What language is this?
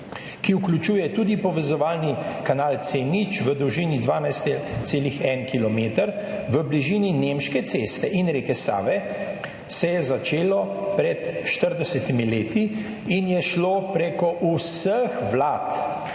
Slovenian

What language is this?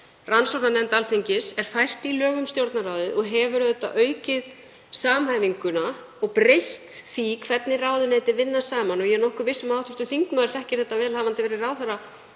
Icelandic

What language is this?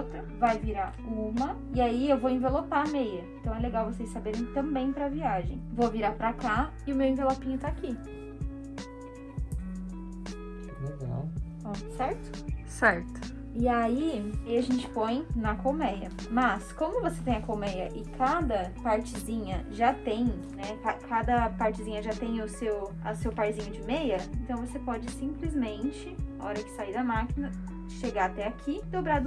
Portuguese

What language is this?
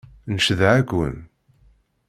Kabyle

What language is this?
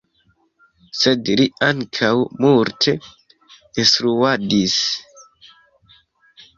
Esperanto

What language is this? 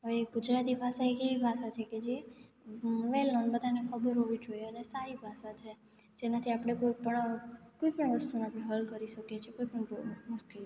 Gujarati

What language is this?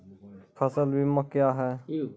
Maithili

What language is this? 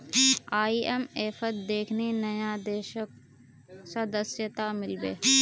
Magahi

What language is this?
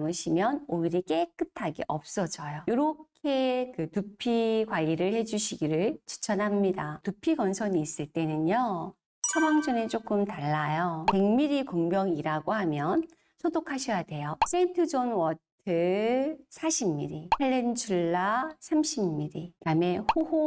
Korean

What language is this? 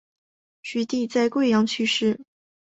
Chinese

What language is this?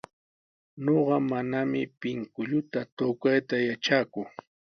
Sihuas Ancash Quechua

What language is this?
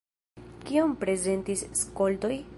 Esperanto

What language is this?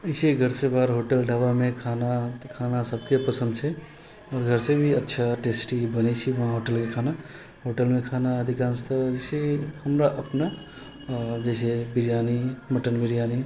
Maithili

